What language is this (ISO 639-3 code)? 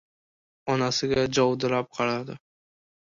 uzb